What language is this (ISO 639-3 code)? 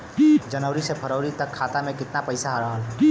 bho